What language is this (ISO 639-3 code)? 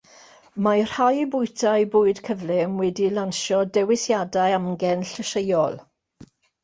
cym